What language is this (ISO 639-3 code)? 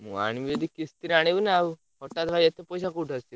ori